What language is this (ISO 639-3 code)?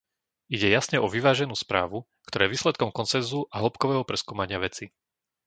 slk